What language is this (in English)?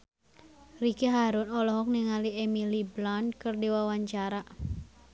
Sundanese